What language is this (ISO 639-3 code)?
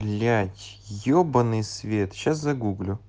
rus